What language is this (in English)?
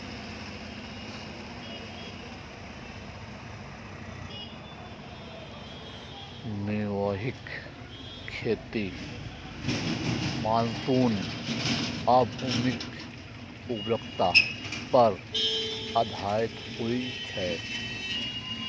Maithili